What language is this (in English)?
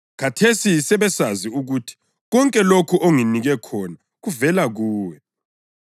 North Ndebele